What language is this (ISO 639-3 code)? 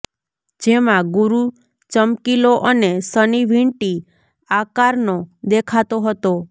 guj